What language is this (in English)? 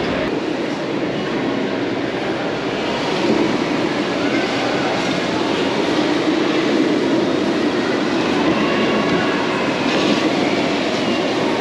English